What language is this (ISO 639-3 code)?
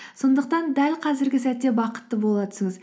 kaz